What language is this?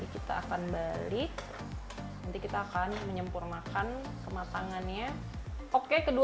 Indonesian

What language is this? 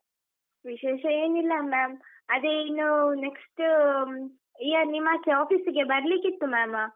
Kannada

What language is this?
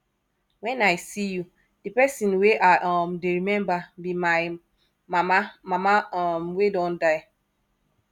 Nigerian Pidgin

